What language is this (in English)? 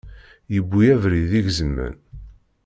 Kabyle